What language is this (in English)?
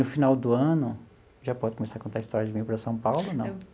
Portuguese